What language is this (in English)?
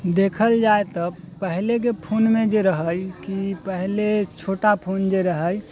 Maithili